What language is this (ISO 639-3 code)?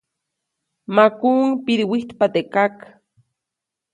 zoc